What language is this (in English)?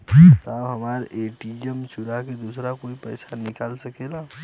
Bhojpuri